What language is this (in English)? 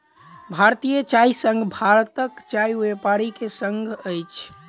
Maithili